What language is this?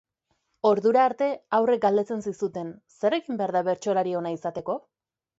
Basque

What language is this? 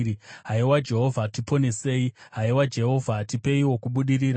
Shona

